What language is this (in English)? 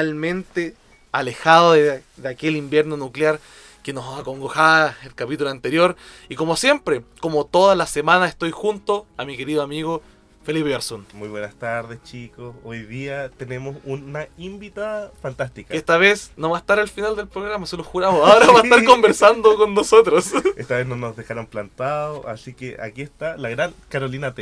Spanish